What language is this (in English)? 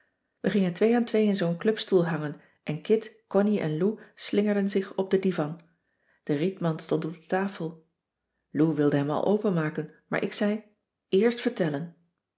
Dutch